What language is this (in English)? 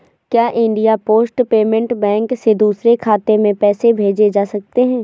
Hindi